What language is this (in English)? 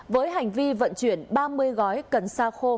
Vietnamese